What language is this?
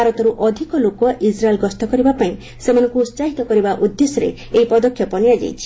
Odia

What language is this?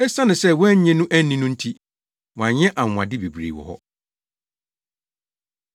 Akan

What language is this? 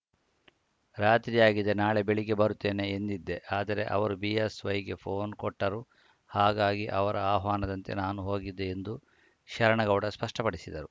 Kannada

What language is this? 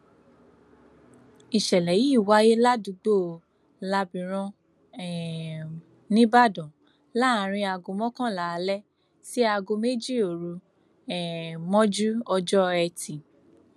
Yoruba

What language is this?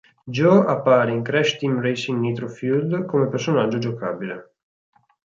Italian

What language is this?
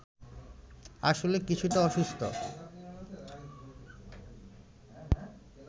Bangla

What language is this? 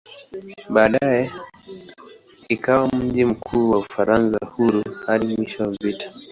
Swahili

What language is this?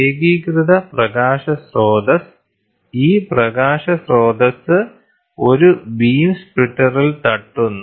Malayalam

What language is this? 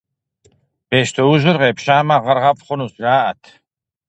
Kabardian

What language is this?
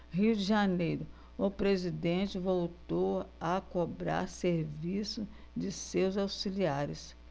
Portuguese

